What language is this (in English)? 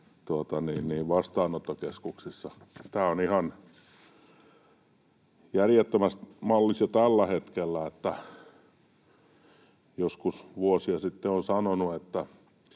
Finnish